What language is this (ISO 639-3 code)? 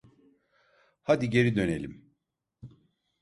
tur